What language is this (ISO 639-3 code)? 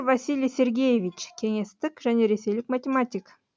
kaz